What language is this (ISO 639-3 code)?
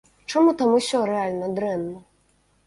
bel